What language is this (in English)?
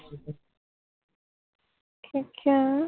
Punjabi